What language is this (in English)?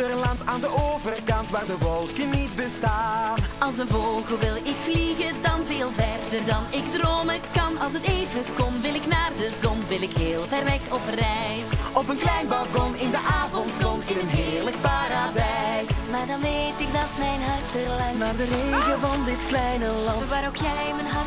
Dutch